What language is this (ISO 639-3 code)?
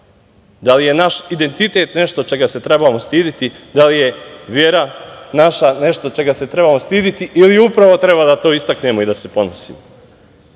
srp